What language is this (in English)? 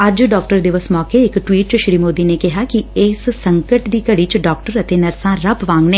Punjabi